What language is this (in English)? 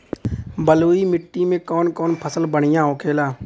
Bhojpuri